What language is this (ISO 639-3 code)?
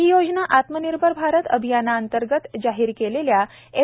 mar